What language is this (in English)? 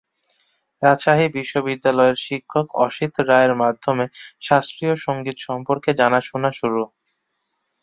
Bangla